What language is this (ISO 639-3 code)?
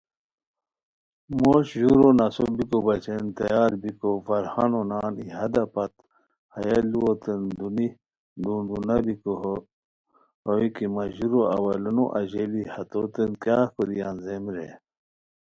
khw